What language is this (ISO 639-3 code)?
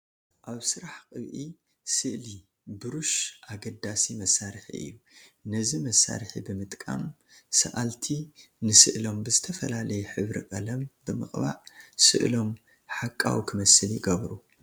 tir